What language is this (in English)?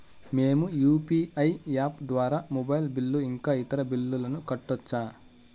Telugu